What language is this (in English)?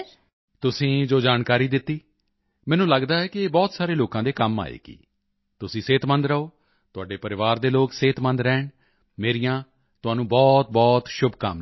Punjabi